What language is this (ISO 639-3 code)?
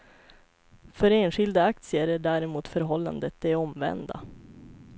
swe